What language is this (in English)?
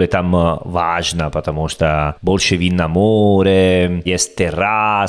Russian